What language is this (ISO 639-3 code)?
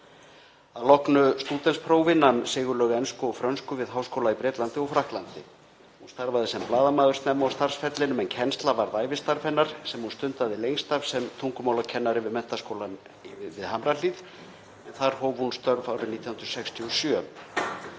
isl